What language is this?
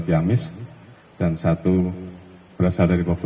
Indonesian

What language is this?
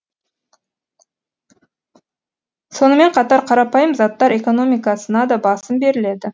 Kazakh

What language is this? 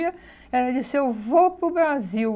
Portuguese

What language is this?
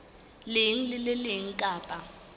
Southern Sotho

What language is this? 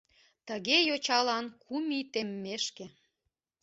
Mari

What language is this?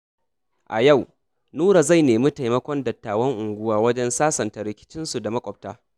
Hausa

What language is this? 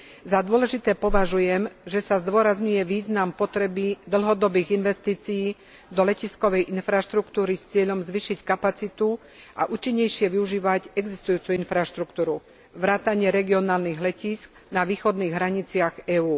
Slovak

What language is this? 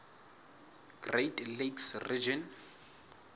Southern Sotho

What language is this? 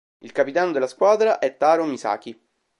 Italian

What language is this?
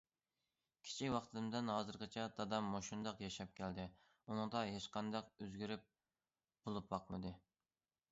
Uyghur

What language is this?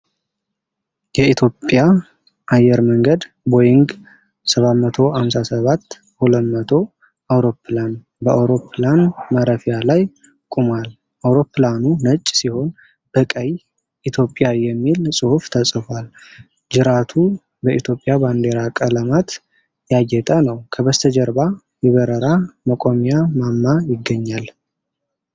Amharic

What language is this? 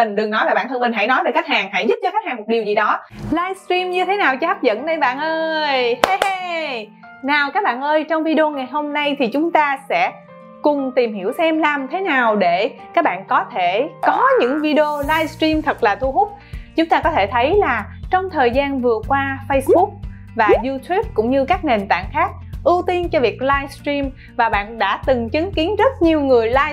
Vietnamese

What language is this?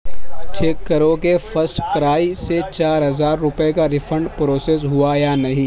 Urdu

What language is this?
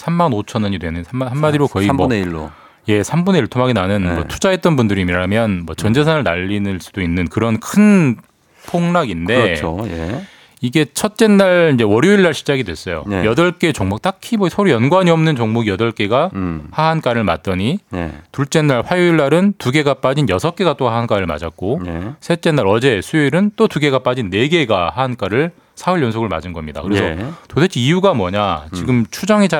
Korean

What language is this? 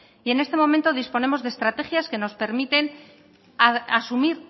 Spanish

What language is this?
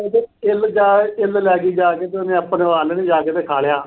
Punjabi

